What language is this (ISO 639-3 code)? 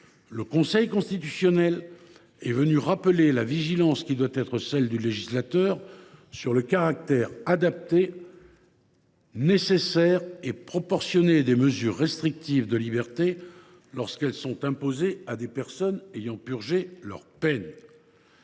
fra